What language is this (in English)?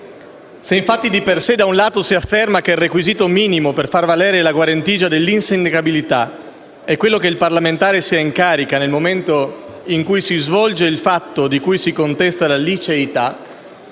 Italian